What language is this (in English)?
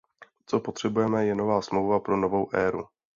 Czech